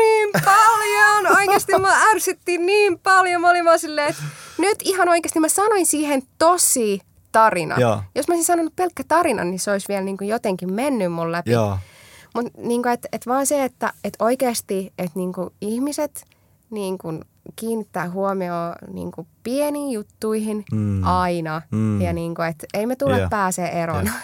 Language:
Finnish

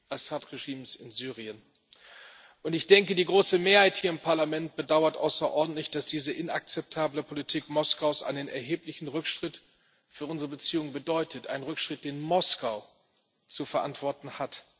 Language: German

